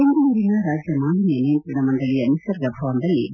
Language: Kannada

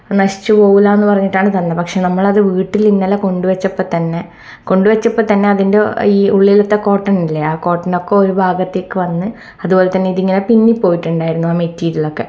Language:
Malayalam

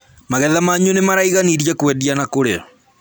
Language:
Kikuyu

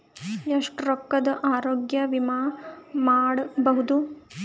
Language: Kannada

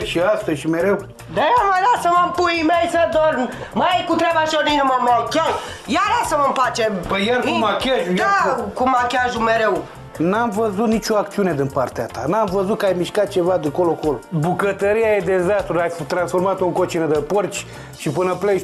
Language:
Romanian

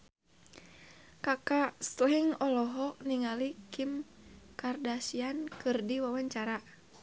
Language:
Sundanese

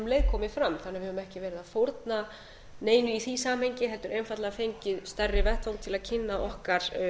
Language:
Icelandic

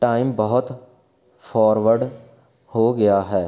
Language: Punjabi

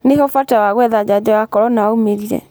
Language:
Kikuyu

